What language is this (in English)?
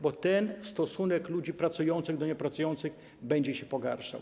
Polish